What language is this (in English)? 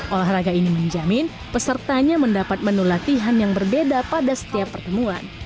Indonesian